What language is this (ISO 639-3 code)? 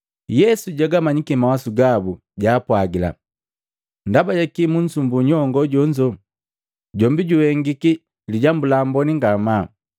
mgv